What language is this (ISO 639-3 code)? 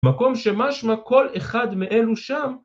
heb